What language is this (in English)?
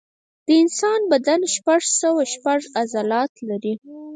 Pashto